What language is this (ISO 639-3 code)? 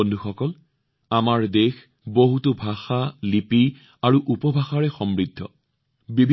asm